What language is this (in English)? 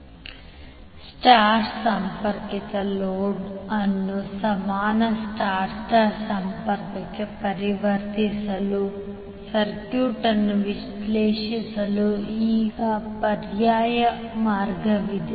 Kannada